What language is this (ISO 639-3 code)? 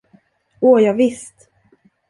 swe